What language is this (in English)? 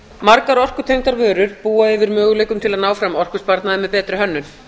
Icelandic